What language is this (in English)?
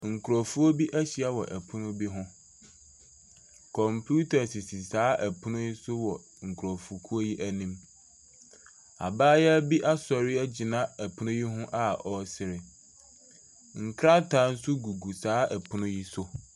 Akan